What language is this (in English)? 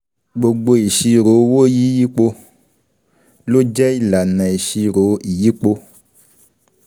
Yoruba